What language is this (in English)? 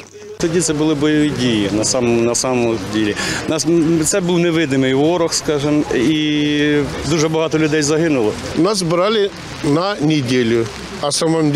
Ukrainian